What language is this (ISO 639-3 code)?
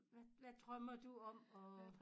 dan